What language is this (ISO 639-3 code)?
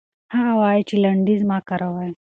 pus